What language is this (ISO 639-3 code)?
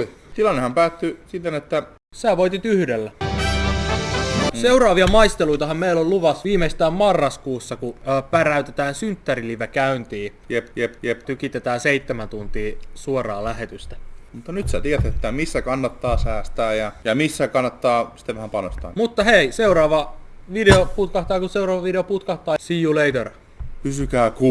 fin